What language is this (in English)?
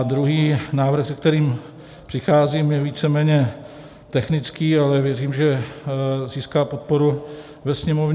Czech